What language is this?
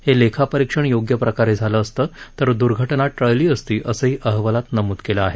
Marathi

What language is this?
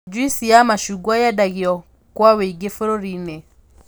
Kikuyu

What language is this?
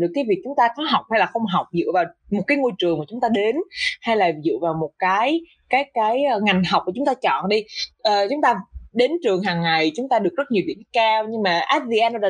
Vietnamese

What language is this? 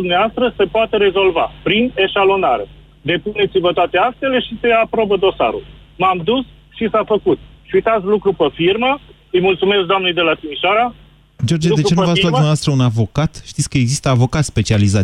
Romanian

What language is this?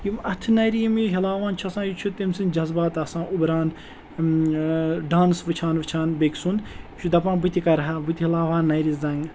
Kashmiri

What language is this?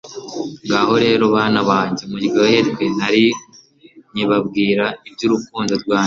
Kinyarwanda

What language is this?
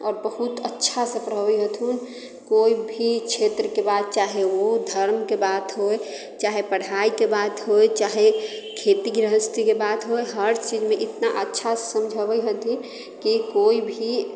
Maithili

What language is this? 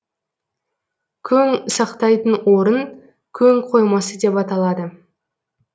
Kazakh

